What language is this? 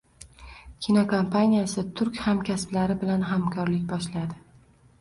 Uzbek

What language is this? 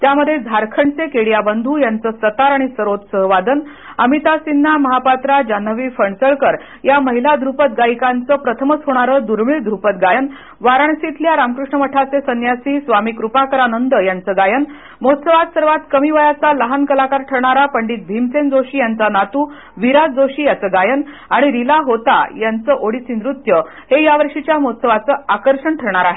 Marathi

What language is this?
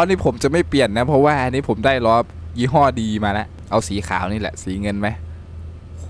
Thai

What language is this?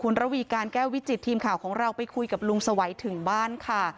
Thai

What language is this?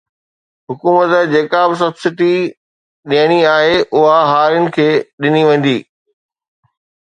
Sindhi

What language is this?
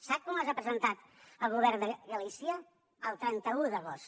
Catalan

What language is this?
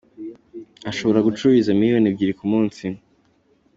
Kinyarwanda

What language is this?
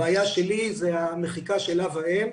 Hebrew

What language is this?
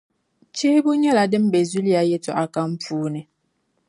Dagbani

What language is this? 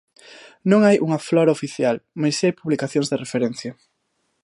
Galician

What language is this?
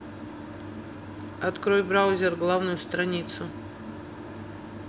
Russian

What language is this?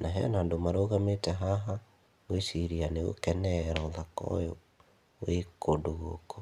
Kikuyu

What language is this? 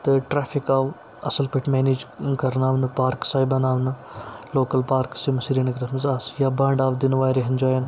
Kashmiri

